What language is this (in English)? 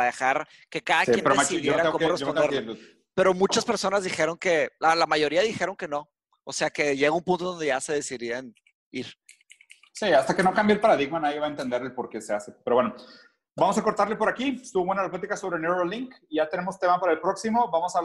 Spanish